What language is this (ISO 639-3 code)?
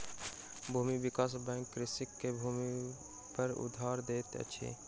mai